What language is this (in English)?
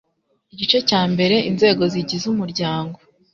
Kinyarwanda